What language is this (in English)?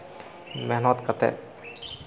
Santali